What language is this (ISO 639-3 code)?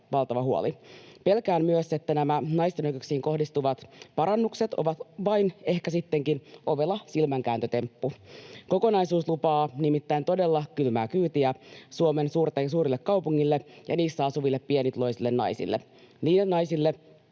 fin